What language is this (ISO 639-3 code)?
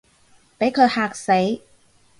yue